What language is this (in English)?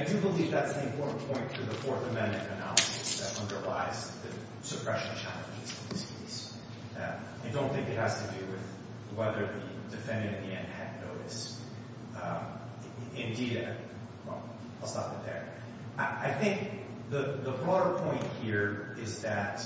English